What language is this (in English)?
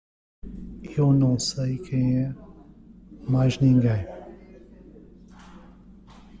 Portuguese